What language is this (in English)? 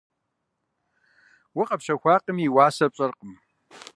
Kabardian